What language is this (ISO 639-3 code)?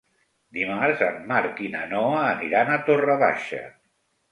cat